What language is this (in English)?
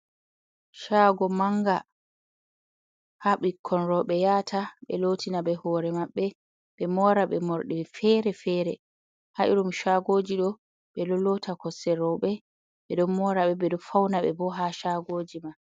Fula